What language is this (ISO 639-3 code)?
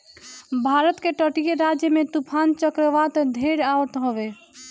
bho